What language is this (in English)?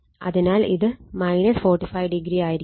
Malayalam